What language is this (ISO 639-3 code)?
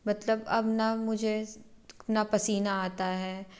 hin